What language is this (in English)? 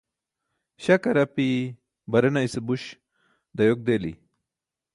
Burushaski